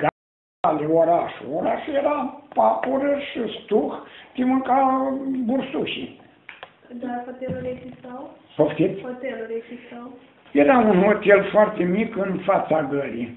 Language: Romanian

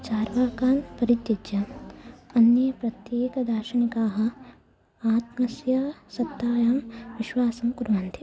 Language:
Sanskrit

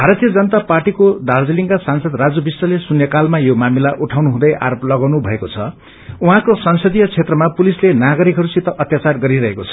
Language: Nepali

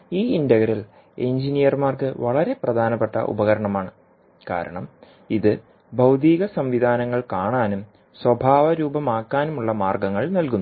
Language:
Malayalam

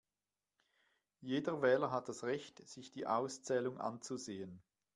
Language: German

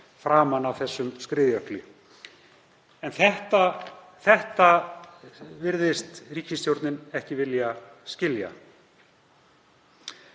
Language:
Icelandic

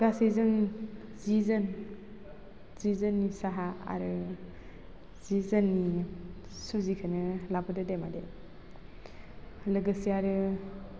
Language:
Bodo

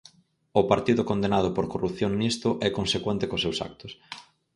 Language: Galician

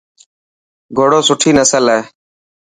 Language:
Dhatki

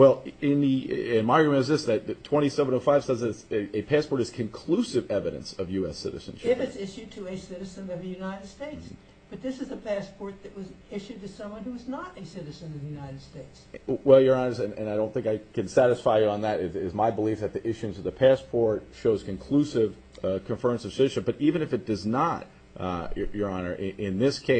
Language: English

